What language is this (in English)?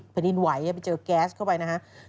Thai